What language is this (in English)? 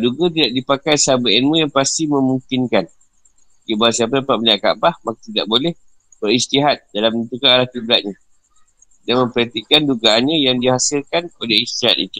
Malay